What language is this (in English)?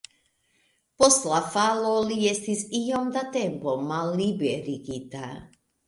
Esperanto